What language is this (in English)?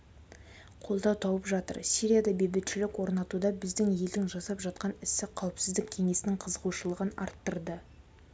Kazakh